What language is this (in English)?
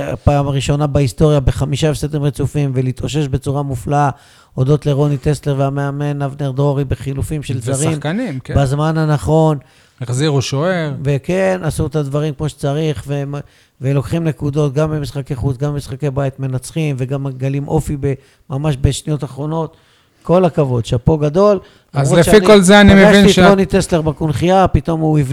Hebrew